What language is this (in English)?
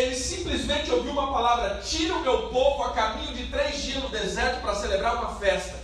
Portuguese